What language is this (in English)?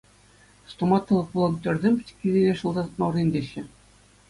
Chuvash